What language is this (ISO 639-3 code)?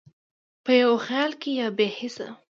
pus